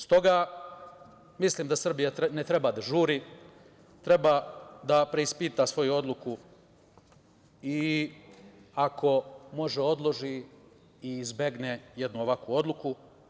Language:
Serbian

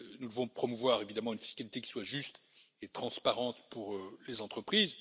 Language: French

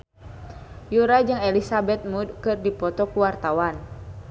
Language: Sundanese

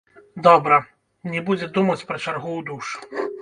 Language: Belarusian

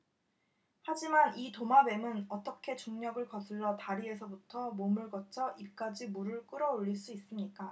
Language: Korean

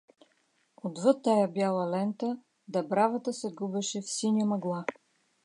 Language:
Bulgarian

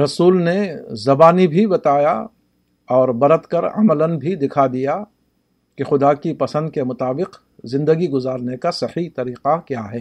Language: Urdu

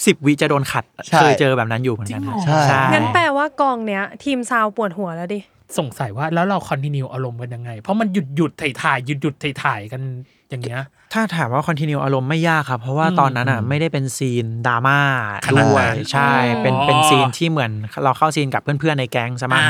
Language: Thai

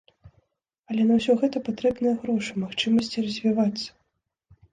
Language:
Belarusian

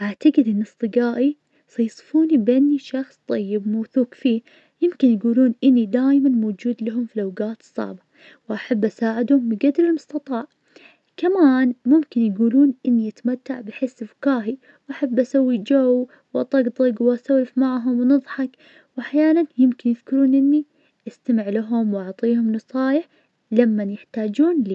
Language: Najdi Arabic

